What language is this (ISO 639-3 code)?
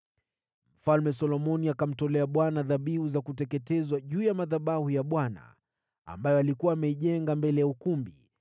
swa